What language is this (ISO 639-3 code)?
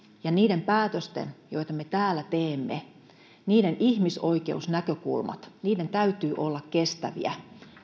fin